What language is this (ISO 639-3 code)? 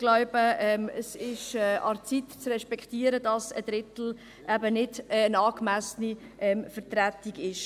gsw